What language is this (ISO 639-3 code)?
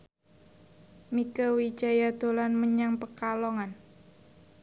jav